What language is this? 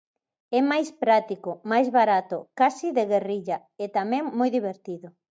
Galician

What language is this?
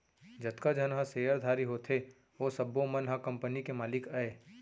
Chhattisgarhi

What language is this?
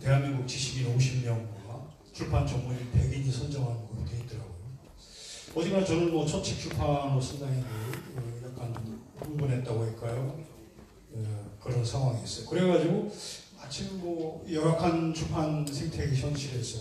Korean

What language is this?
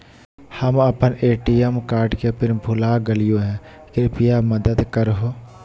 Magahi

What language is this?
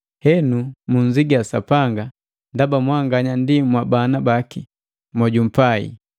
Matengo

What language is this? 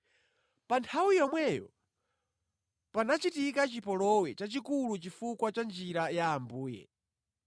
Nyanja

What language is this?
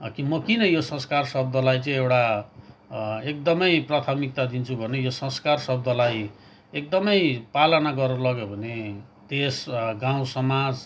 Nepali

